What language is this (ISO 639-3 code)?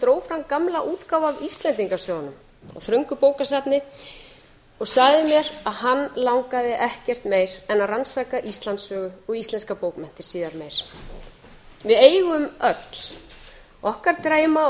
isl